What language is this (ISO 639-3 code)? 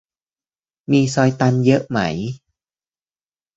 tha